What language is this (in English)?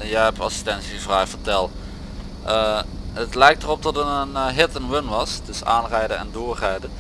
Dutch